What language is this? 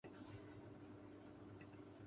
Urdu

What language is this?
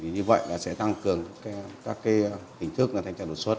Vietnamese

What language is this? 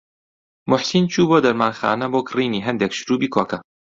Central Kurdish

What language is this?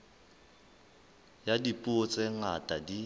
Southern Sotho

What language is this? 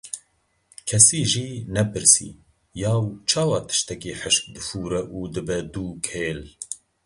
Kurdish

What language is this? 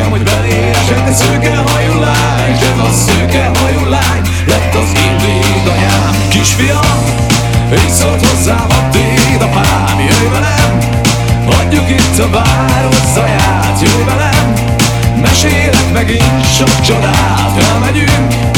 Hungarian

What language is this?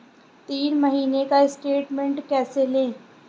Hindi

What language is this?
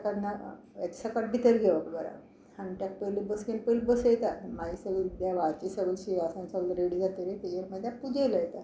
Konkani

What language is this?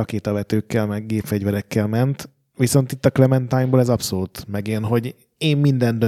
Hungarian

